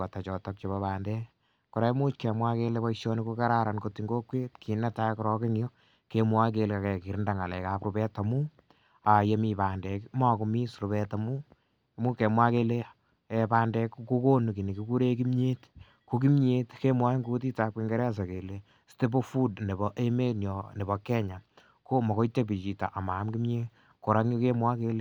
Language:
Kalenjin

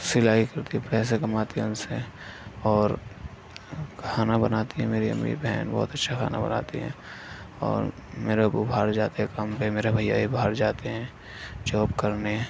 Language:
Urdu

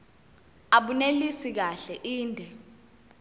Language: Zulu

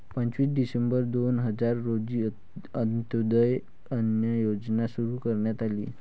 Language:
Marathi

